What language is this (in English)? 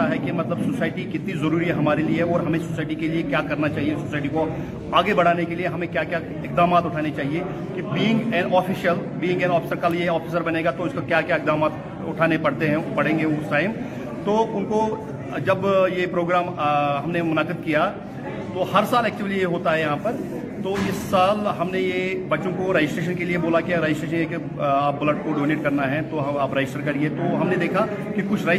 Urdu